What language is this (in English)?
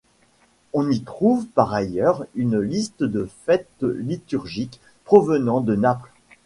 French